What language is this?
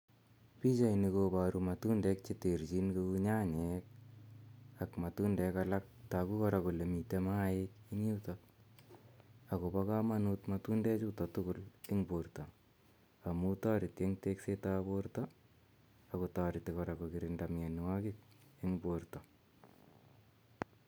Kalenjin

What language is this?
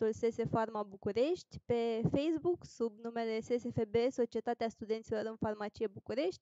Romanian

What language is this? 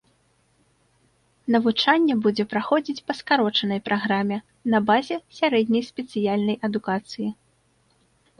Belarusian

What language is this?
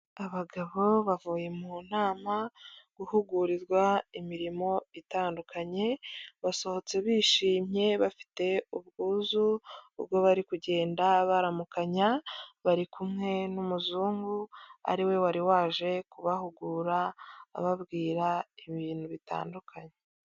Kinyarwanda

